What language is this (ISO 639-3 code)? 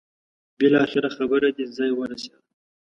pus